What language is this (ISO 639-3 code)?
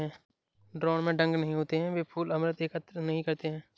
hin